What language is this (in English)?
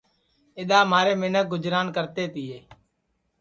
Sansi